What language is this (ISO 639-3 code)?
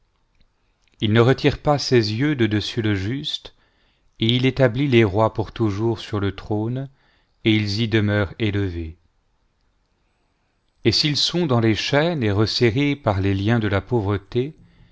fra